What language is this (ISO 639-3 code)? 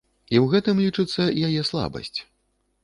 bel